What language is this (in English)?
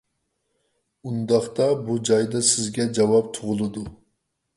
Uyghur